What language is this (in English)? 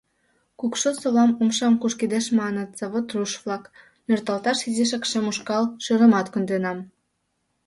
Mari